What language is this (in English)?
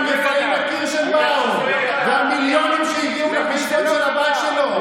Hebrew